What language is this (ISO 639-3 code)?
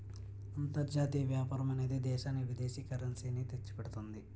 tel